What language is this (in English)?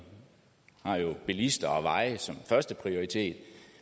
Danish